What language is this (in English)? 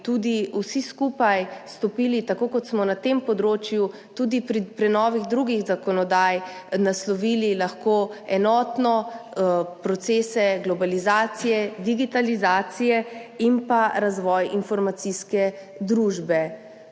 Slovenian